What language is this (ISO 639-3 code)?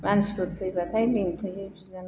brx